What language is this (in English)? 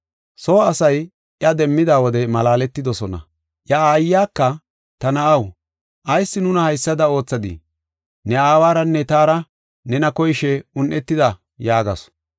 Gofa